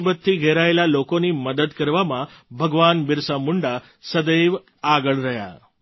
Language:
Gujarati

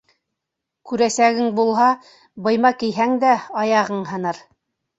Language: Bashkir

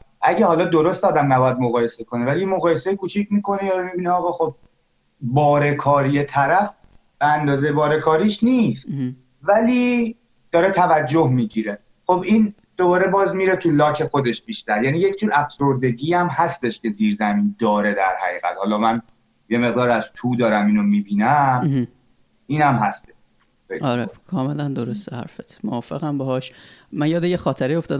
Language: Persian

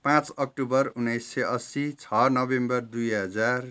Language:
Nepali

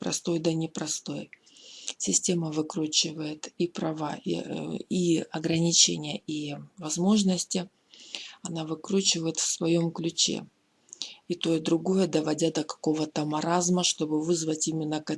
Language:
Russian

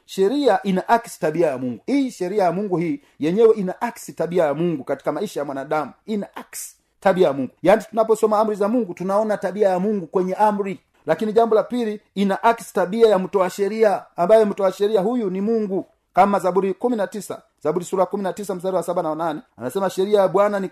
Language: Swahili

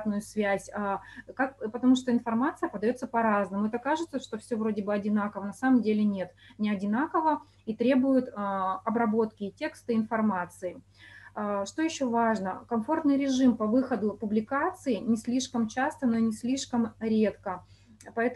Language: Russian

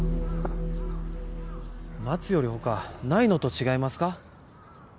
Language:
Japanese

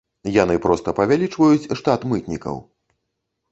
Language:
Belarusian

